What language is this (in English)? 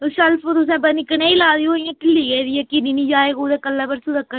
Dogri